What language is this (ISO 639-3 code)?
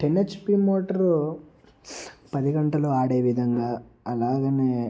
tel